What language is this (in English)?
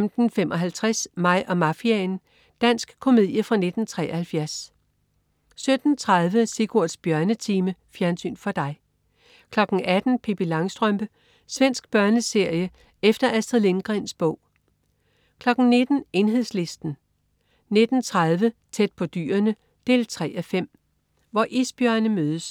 Danish